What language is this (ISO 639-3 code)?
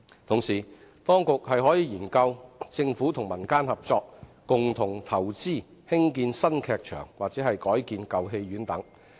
yue